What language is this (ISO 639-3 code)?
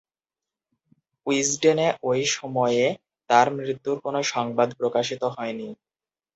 ben